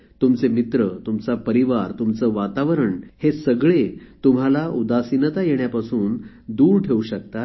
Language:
Marathi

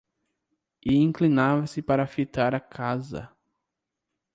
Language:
Portuguese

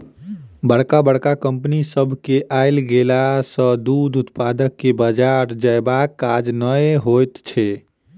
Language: Maithili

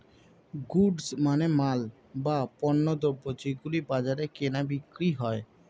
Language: Bangla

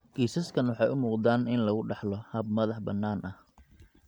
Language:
Somali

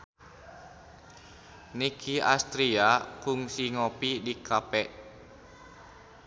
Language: Sundanese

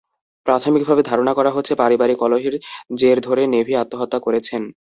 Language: Bangla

